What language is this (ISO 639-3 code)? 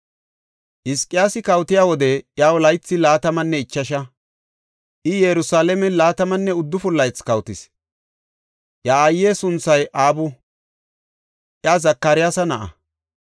gof